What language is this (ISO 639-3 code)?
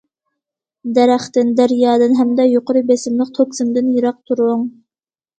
uig